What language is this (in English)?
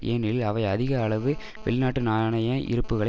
Tamil